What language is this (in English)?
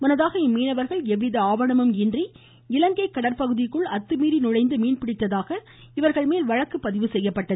Tamil